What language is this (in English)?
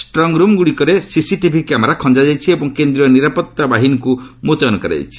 Odia